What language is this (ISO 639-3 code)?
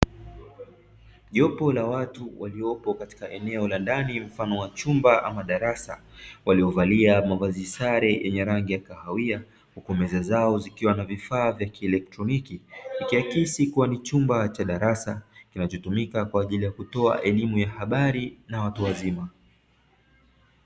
swa